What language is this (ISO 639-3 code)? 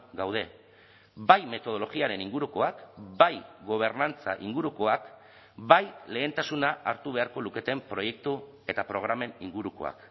eus